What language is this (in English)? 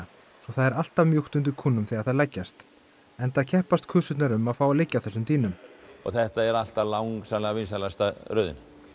Icelandic